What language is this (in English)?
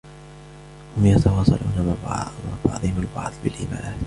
Arabic